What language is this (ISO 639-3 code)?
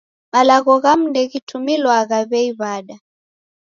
dav